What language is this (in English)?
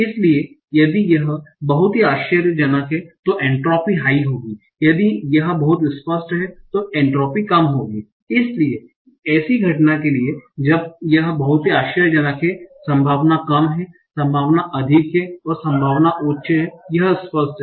Hindi